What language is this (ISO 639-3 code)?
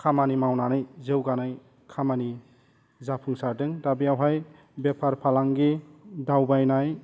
brx